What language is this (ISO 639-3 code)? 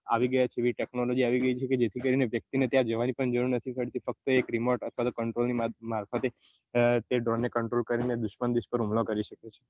guj